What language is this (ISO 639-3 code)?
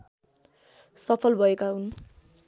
nep